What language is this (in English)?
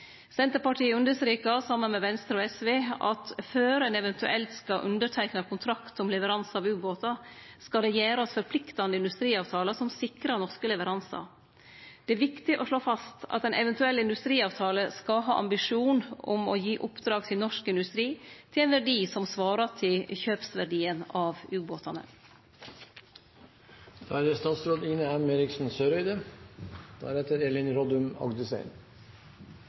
Norwegian Nynorsk